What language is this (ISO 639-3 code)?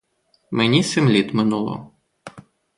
ukr